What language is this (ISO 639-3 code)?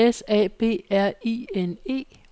dan